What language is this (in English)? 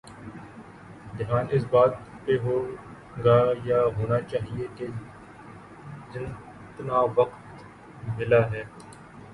Urdu